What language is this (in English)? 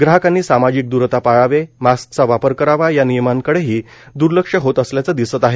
Marathi